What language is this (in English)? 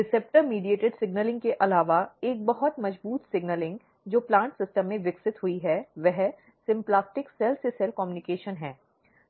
Hindi